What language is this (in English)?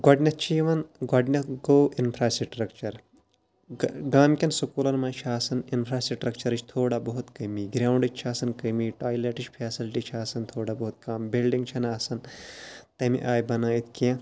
Kashmiri